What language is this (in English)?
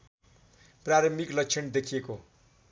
Nepali